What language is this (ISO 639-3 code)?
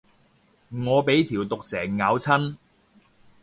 yue